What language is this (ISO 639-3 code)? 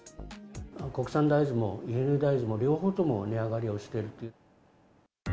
jpn